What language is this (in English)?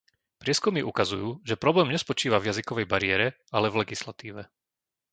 Slovak